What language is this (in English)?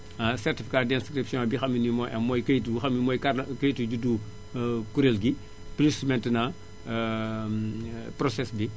Wolof